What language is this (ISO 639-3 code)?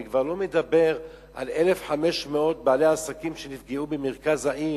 heb